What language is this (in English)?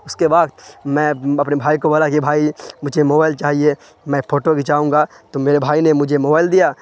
Urdu